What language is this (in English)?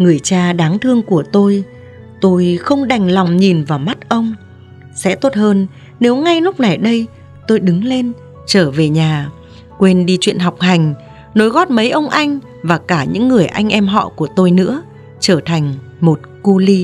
Vietnamese